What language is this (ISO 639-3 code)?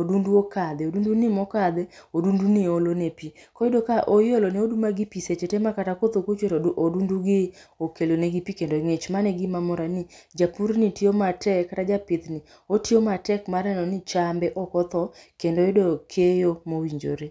luo